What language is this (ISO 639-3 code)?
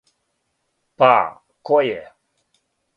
srp